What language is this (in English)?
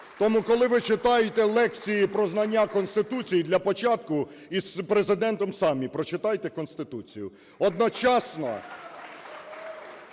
Ukrainian